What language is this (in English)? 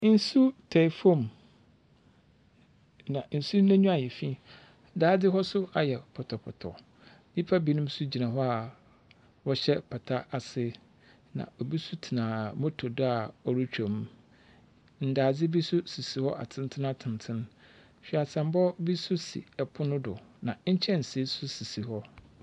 Akan